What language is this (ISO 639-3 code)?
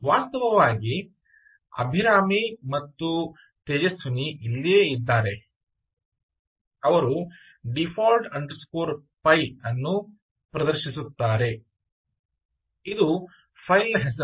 kan